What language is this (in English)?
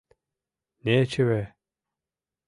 Mari